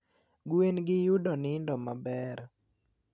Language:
Luo (Kenya and Tanzania)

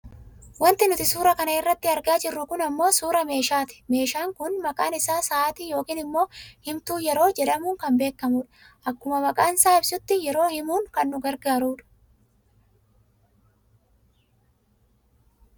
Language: Oromo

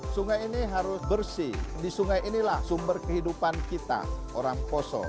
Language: Indonesian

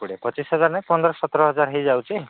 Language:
Odia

